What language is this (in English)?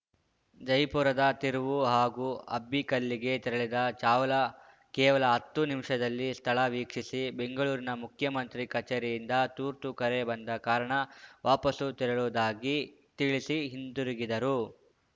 Kannada